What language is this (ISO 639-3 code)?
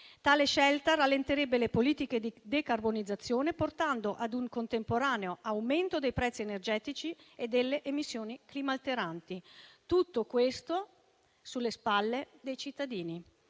ita